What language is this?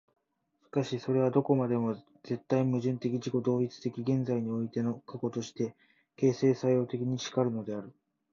Japanese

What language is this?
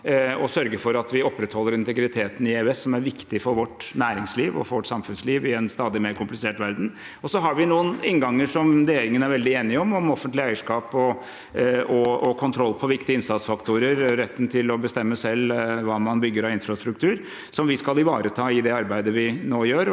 Norwegian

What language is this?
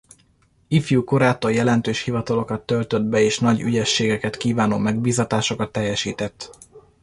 Hungarian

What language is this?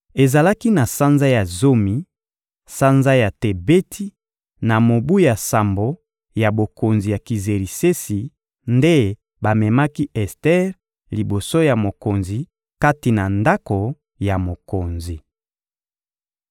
Lingala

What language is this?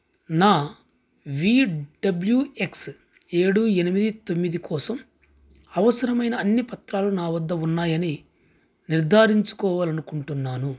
Telugu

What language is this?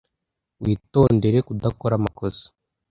Kinyarwanda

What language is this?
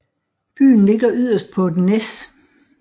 Danish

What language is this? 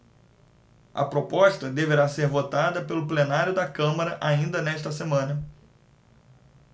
Portuguese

